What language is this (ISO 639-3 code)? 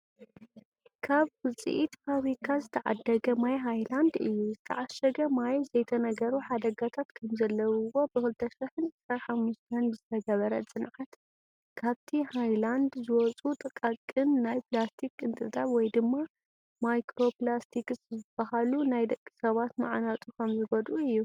tir